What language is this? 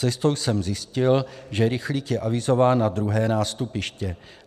Czech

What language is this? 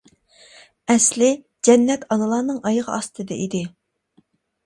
Uyghur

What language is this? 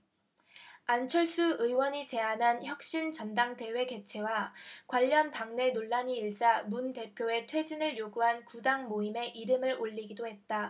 Korean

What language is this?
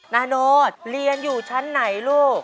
Thai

